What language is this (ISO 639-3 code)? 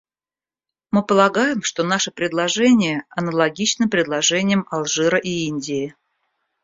rus